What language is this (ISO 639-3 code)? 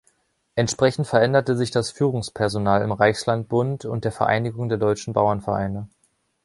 deu